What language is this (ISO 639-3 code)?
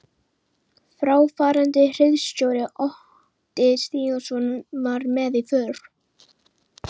isl